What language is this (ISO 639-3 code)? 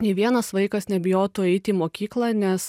lit